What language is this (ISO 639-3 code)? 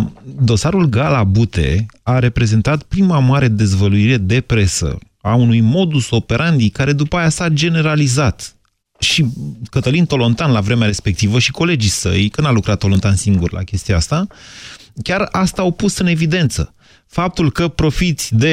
ron